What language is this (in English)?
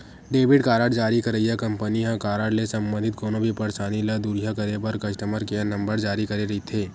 Chhattisgarhi